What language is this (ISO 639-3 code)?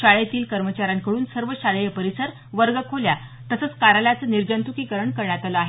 mar